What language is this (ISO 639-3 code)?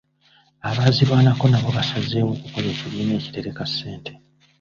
lug